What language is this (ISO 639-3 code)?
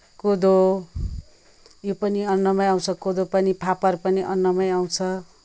nep